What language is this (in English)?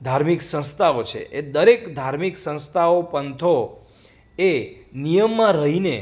Gujarati